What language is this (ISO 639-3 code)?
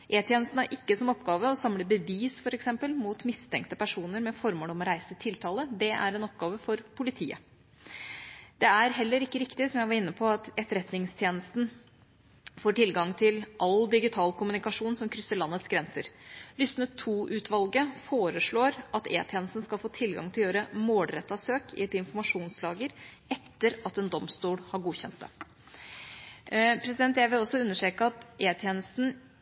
nob